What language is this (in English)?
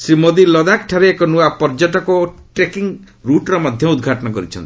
Odia